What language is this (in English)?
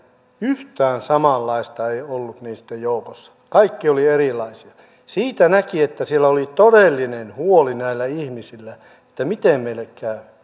Finnish